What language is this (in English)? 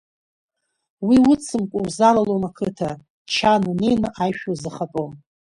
Abkhazian